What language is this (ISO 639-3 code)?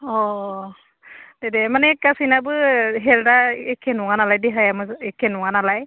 brx